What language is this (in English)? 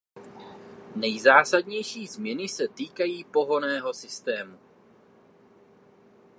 Czech